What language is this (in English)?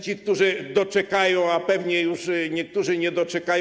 Polish